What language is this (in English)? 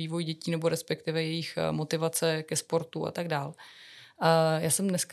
Czech